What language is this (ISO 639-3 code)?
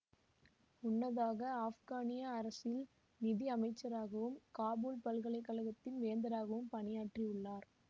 tam